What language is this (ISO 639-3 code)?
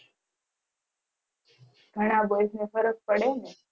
guj